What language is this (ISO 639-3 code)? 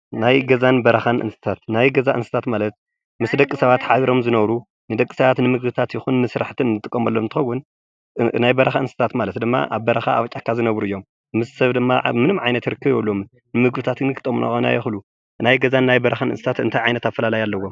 tir